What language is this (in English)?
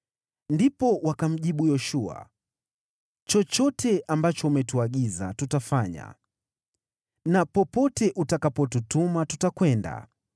Swahili